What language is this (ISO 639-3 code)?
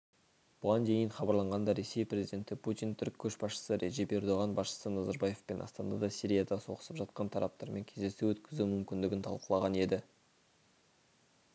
kaz